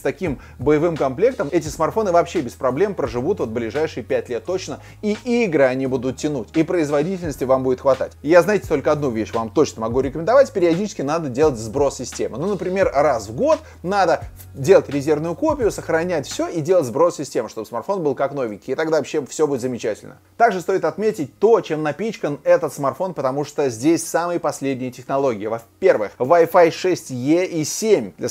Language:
Russian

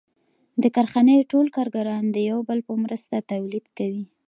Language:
Pashto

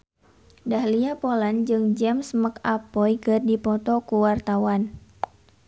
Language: Sundanese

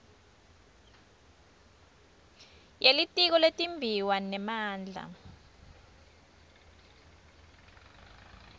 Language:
Swati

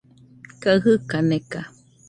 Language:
Nüpode Huitoto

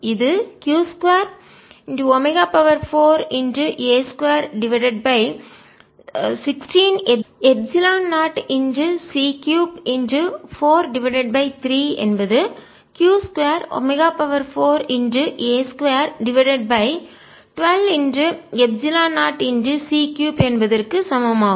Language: Tamil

